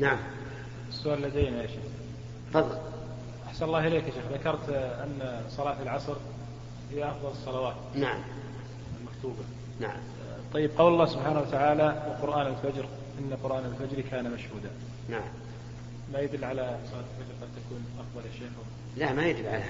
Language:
Arabic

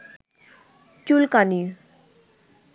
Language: Bangla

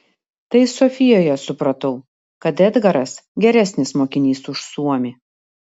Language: Lithuanian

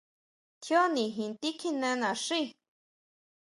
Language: Huautla Mazatec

